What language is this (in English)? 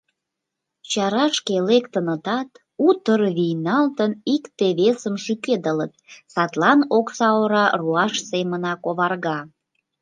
Mari